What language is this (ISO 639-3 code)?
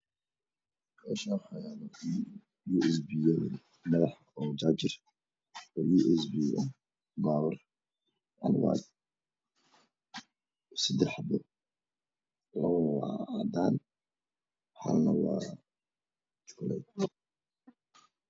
som